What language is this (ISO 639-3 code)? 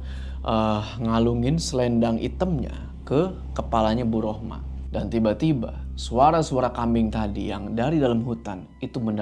ind